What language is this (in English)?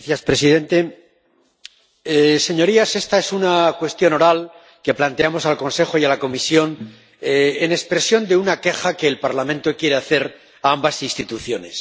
Spanish